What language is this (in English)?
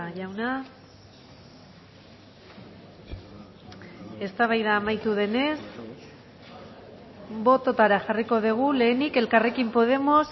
Basque